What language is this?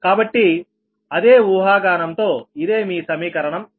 Telugu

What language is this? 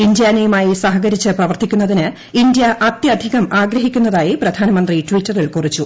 Malayalam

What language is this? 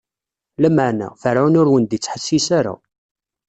Kabyle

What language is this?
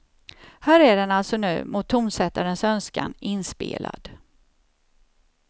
Swedish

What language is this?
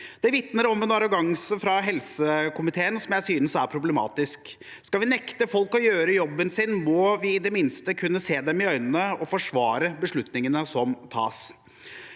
Norwegian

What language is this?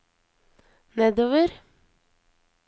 Norwegian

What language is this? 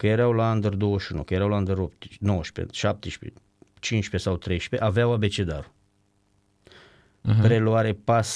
Romanian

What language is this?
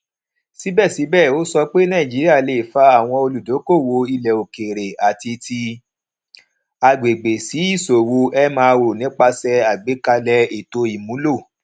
Yoruba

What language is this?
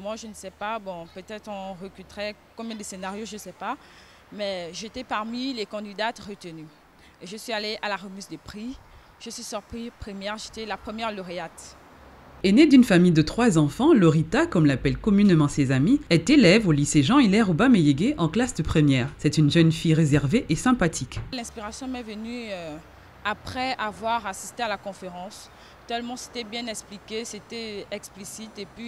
French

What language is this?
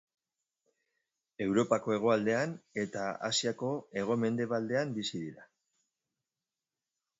Basque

